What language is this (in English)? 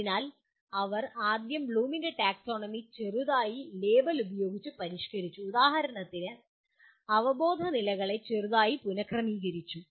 Malayalam